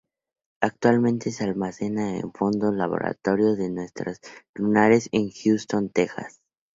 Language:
Spanish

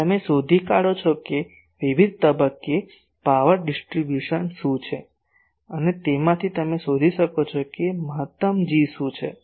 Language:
Gujarati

